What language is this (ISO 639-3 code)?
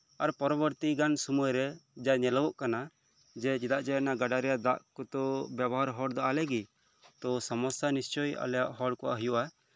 sat